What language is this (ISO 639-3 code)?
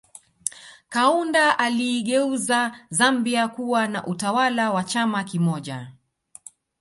swa